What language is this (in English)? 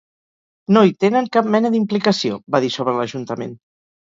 Catalan